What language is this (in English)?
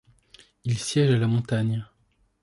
French